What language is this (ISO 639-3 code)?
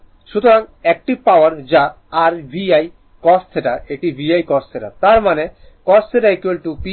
ben